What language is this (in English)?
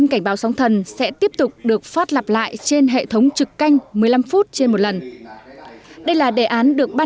Vietnamese